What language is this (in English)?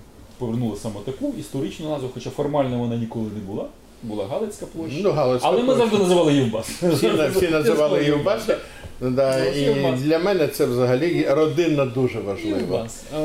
Ukrainian